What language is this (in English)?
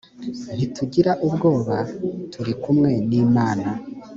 Kinyarwanda